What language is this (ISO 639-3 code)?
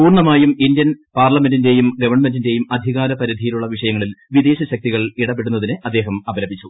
mal